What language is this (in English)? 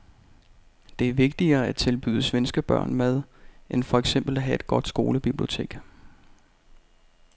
Danish